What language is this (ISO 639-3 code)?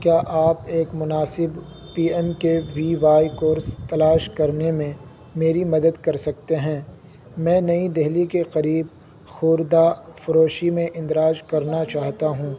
urd